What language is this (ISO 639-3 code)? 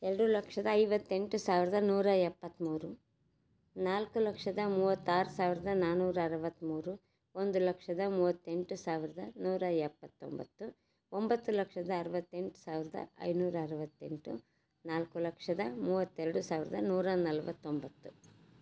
kan